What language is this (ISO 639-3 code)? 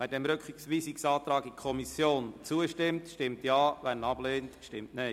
gsw